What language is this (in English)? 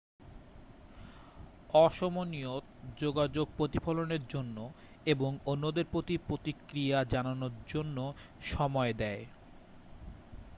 Bangla